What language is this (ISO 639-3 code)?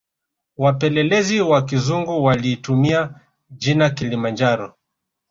swa